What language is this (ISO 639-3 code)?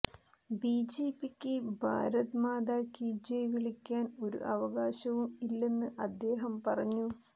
mal